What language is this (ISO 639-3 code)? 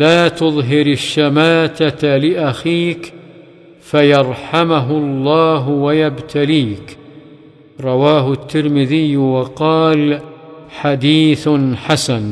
ara